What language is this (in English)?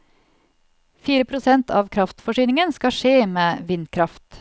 Norwegian